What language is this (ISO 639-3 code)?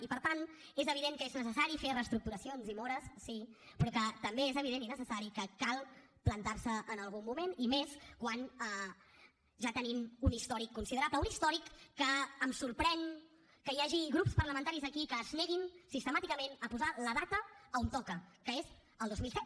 cat